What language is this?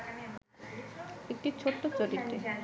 Bangla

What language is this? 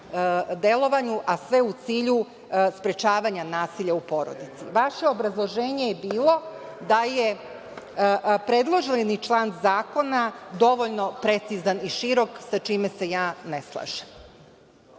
Serbian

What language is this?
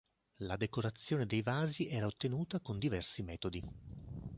Italian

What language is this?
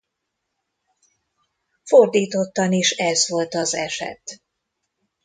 Hungarian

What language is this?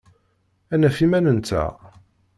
Kabyle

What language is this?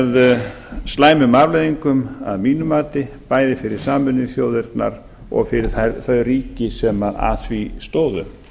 Icelandic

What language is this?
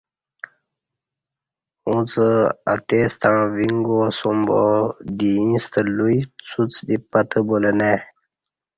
Kati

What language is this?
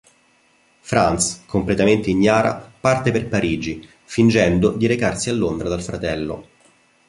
Italian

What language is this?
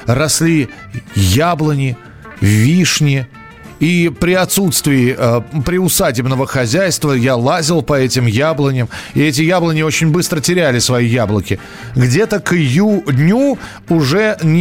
Russian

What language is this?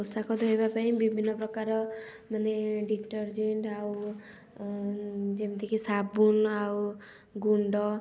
Odia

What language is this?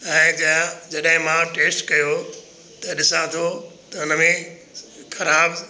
Sindhi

